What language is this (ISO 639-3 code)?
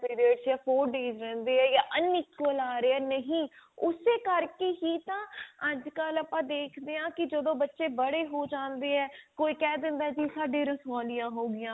pan